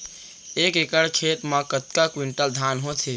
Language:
Chhattisgarhi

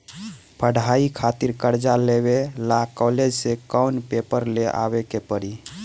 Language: Bhojpuri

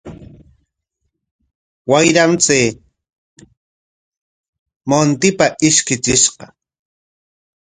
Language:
Corongo Ancash Quechua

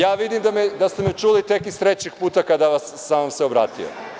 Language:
Serbian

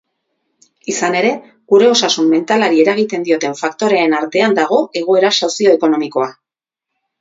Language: Basque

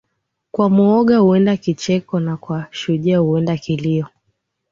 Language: Swahili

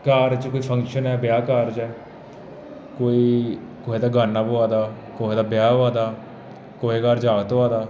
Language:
Dogri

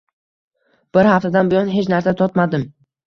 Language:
Uzbek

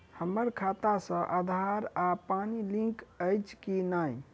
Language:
Maithili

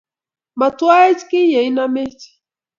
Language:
Kalenjin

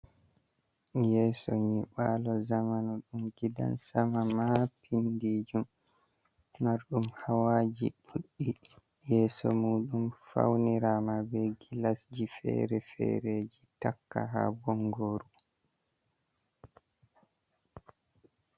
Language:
Fula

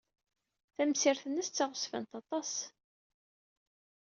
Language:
Kabyle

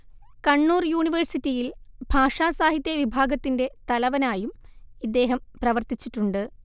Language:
Malayalam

